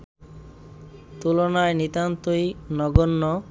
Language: Bangla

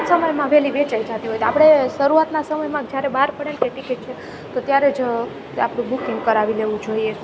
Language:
Gujarati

